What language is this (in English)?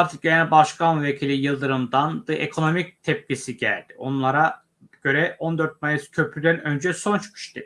Turkish